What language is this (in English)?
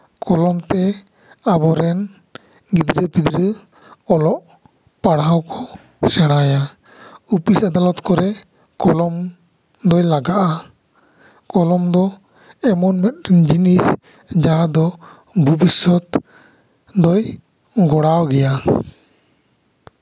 Santali